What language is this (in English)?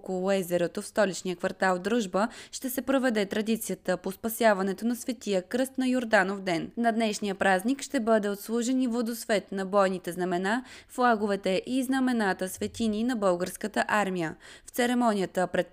Bulgarian